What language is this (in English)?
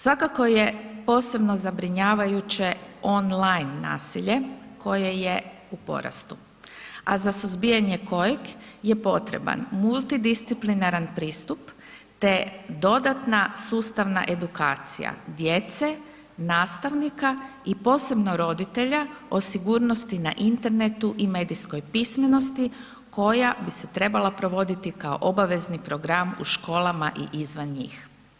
Croatian